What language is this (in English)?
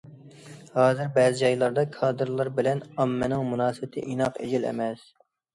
Uyghur